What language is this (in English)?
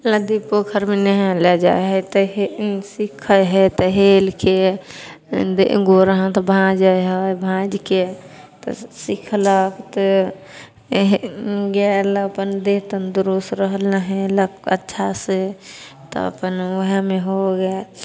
Maithili